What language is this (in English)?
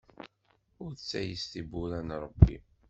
Kabyle